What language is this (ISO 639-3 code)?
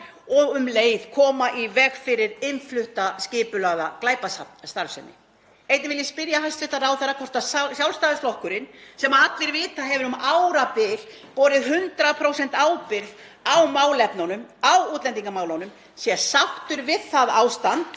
isl